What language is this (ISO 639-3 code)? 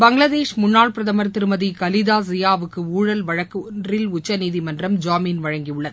tam